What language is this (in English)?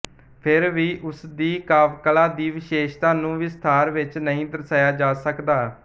Punjabi